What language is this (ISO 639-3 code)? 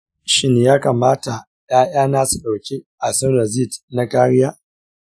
hau